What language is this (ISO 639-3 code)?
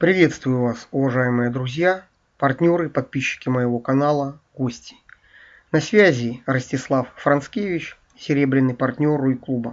rus